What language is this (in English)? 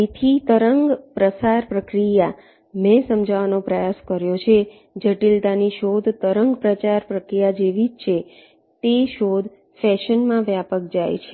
Gujarati